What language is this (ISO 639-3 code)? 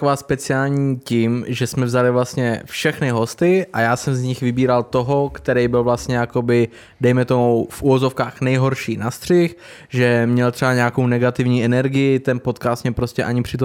ces